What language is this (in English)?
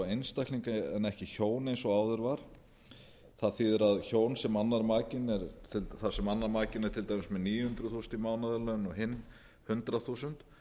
Icelandic